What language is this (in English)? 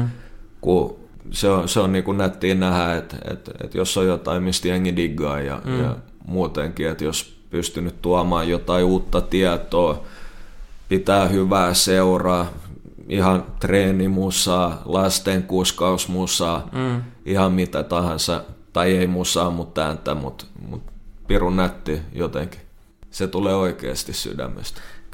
Finnish